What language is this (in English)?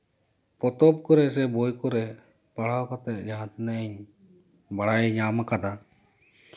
Santali